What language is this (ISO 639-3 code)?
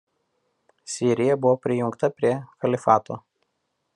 lit